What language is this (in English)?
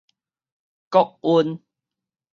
Min Nan Chinese